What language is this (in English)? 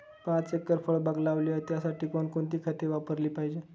Marathi